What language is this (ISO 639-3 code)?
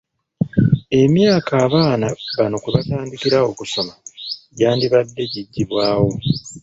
lug